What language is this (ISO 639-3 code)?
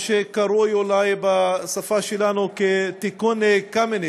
heb